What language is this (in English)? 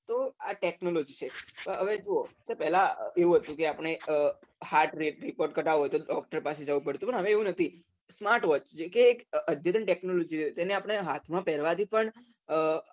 Gujarati